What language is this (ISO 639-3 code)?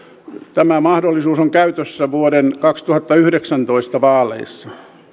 fin